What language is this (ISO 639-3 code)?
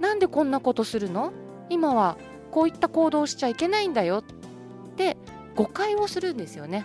jpn